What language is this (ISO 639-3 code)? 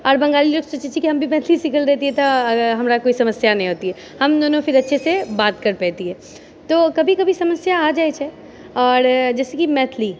mai